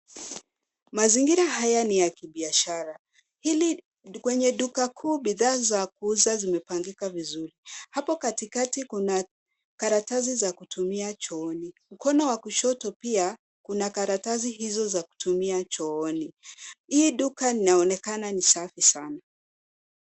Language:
Swahili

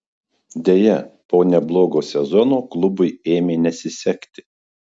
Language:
Lithuanian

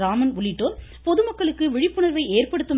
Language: Tamil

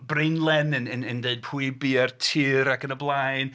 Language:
Welsh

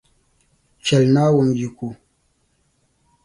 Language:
Dagbani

